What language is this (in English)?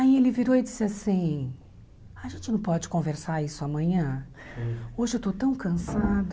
Portuguese